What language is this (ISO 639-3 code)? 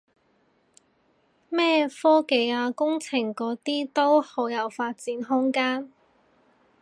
yue